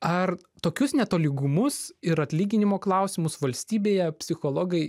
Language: Lithuanian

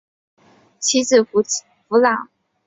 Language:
Chinese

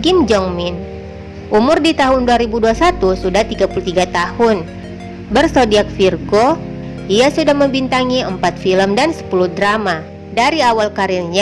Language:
Indonesian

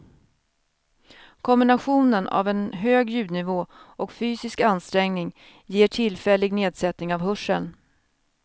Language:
Swedish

